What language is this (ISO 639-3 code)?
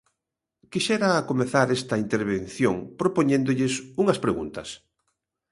glg